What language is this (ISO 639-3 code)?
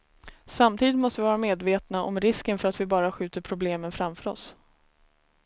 swe